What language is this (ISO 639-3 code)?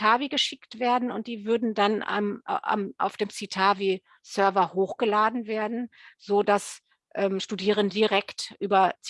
deu